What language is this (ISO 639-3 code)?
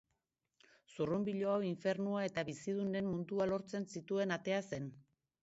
eus